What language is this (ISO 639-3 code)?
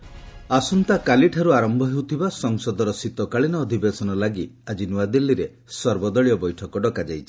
ori